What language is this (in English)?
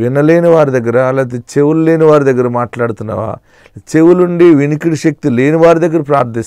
Turkish